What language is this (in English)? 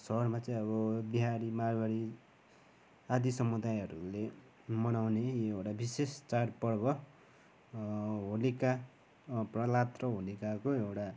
Nepali